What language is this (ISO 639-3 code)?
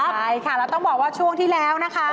tha